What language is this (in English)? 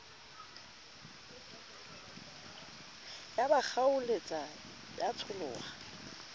Southern Sotho